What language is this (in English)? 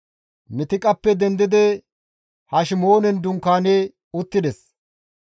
Gamo